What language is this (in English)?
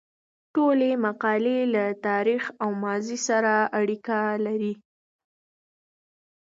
Pashto